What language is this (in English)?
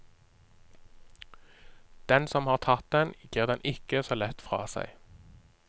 Norwegian